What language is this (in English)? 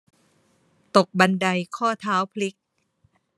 Thai